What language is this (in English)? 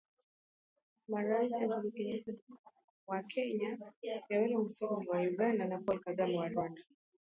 Swahili